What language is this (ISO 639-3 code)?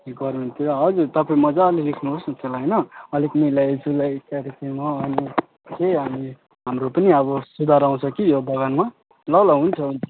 nep